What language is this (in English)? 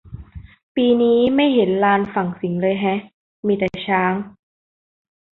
Thai